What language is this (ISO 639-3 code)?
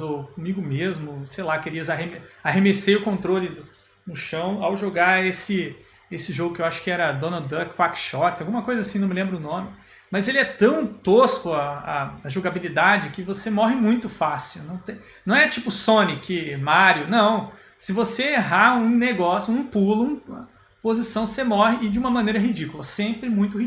por